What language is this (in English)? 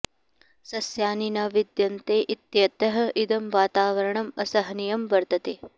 Sanskrit